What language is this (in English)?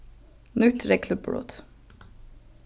Faroese